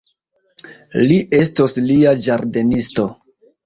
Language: Esperanto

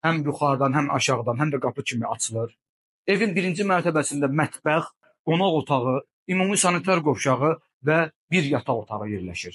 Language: Turkish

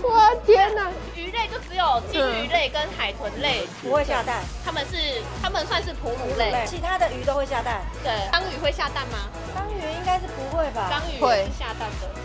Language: Chinese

